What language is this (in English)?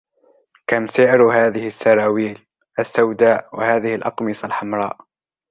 Arabic